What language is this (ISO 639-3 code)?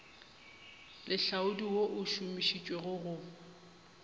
nso